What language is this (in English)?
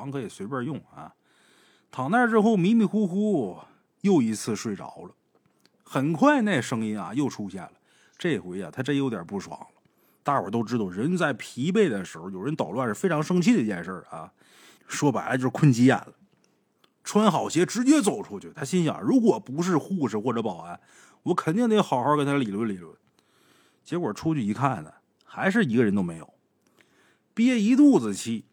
Chinese